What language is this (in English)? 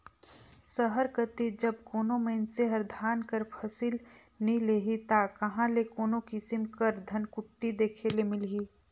Chhattisgarhi